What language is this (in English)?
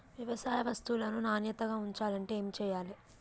Telugu